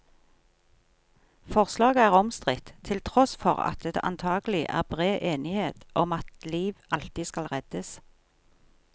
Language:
Norwegian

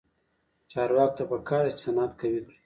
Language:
Pashto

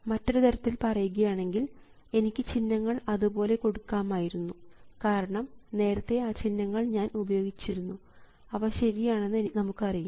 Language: Malayalam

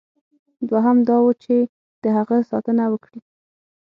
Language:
Pashto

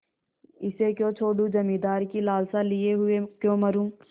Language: Hindi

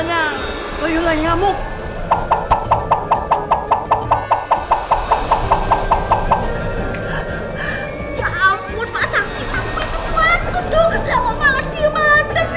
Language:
Indonesian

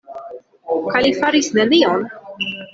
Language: Esperanto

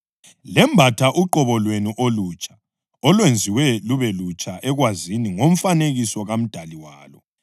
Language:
North Ndebele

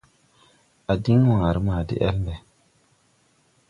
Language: Tupuri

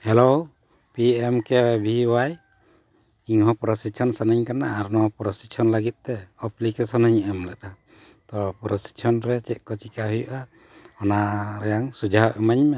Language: Santali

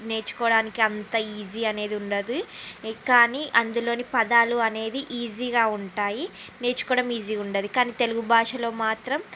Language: Telugu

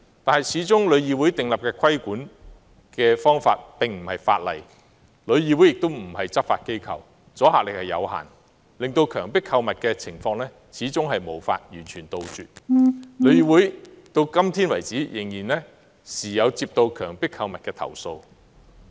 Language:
Cantonese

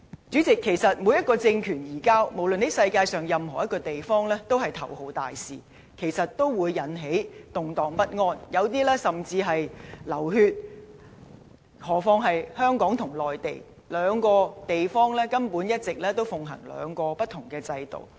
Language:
Cantonese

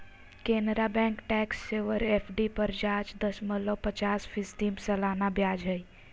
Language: Magahi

